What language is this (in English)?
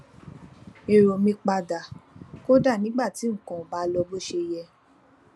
Yoruba